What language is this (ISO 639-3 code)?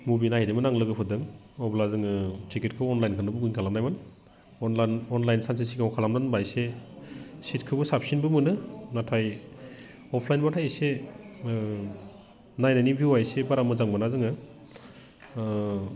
brx